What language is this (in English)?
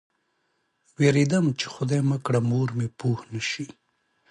Pashto